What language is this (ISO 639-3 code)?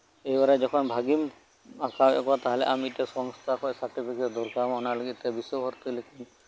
sat